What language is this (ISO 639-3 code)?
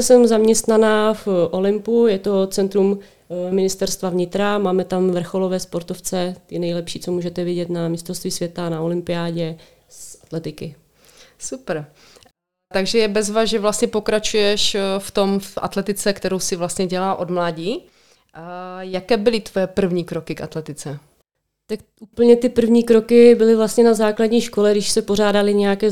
ces